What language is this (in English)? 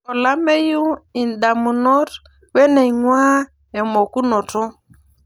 Masai